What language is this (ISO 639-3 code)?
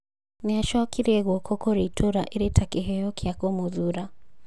kik